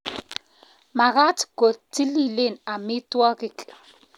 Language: Kalenjin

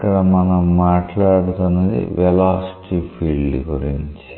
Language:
Telugu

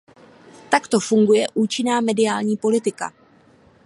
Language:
Czech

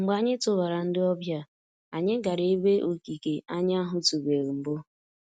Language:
Igbo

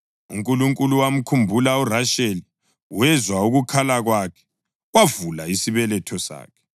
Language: North Ndebele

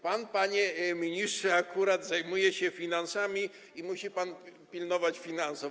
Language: Polish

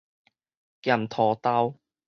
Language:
Min Nan Chinese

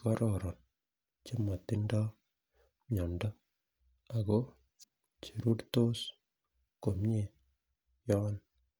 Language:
Kalenjin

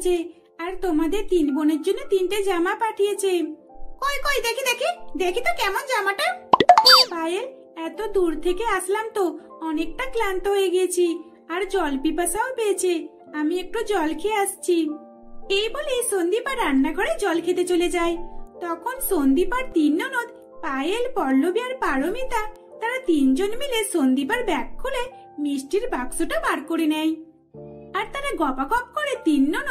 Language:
Bangla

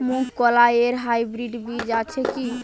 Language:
Bangla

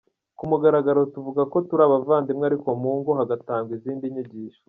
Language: Kinyarwanda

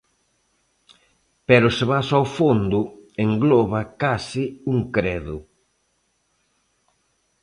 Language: Galician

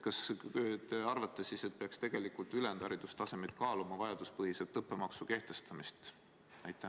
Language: Estonian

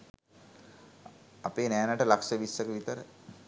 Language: Sinhala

